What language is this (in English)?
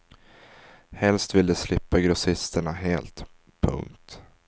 Swedish